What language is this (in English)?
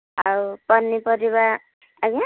Odia